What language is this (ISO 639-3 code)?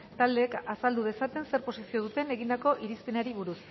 eus